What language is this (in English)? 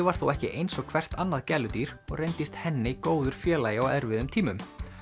Icelandic